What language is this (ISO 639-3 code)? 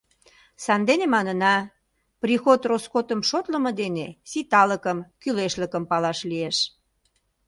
chm